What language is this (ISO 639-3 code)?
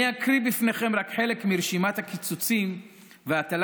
heb